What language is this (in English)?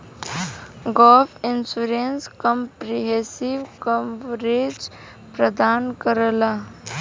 Bhojpuri